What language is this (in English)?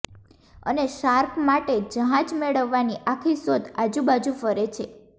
Gujarati